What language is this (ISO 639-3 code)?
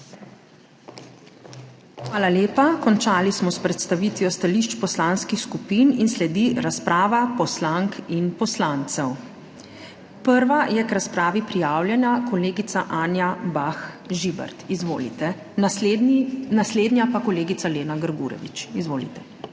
slv